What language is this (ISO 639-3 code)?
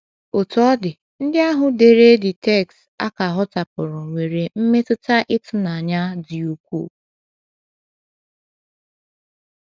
ibo